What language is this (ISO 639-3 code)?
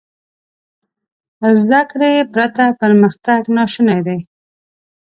pus